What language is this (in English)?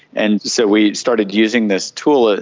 English